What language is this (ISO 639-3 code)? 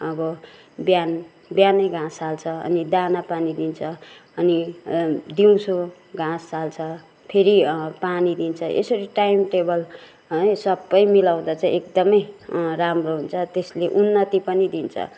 nep